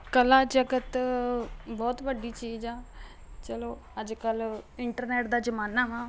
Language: Punjabi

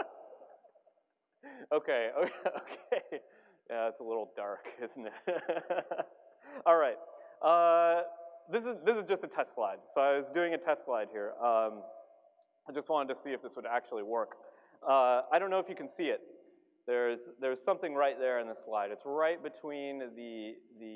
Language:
English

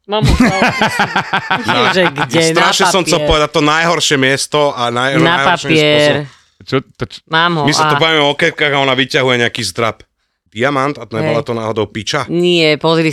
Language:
Slovak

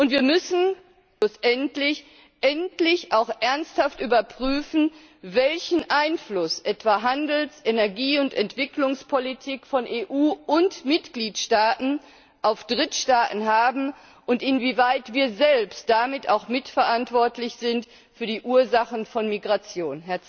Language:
German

